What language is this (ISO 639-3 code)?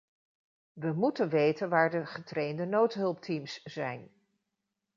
nld